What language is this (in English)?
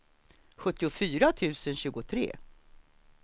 Swedish